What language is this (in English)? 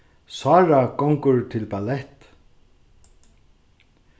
Faroese